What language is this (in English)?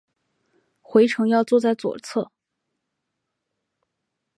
Chinese